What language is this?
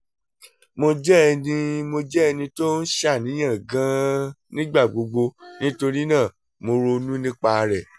Yoruba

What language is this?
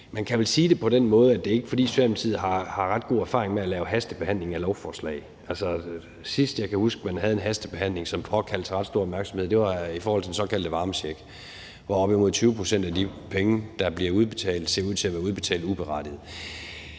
Danish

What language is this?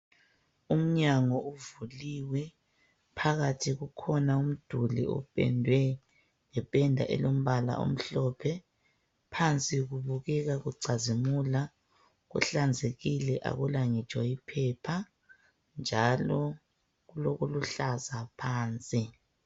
North Ndebele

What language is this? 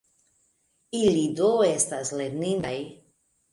Esperanto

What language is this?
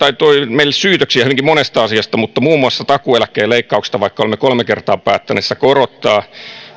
Finnish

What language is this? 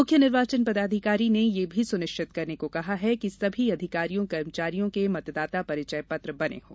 Hindi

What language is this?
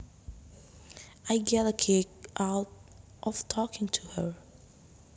Javanese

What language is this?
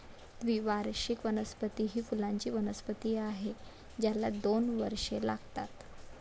Marathi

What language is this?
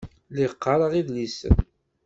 Kabyle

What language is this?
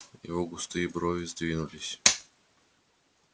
Russian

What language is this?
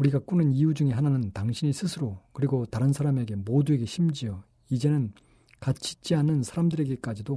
Korean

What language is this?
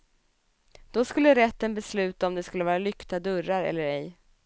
Swedish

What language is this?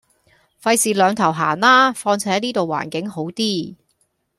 Cantonese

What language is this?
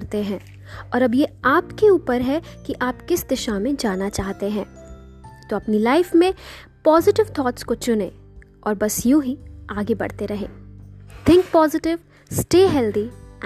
Hindi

